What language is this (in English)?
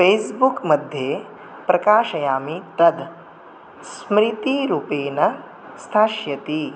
Sanskrit